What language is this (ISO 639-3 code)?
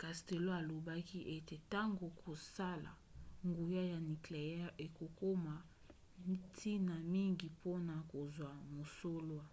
lin